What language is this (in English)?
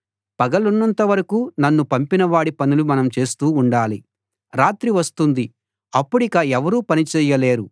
Telugu